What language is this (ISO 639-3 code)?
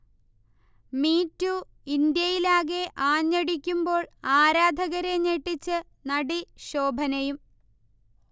mal